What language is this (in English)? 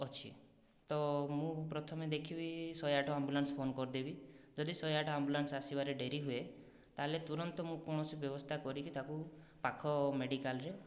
Odia